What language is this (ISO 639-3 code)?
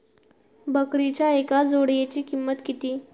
mar